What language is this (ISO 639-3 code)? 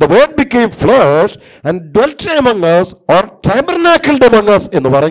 tur